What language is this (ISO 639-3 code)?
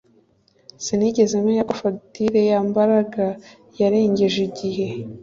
kin